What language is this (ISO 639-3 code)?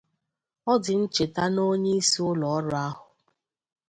ibo